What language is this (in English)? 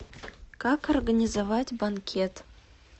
Russian